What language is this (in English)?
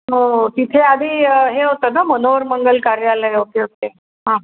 Marathi